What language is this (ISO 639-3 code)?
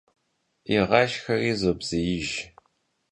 kbd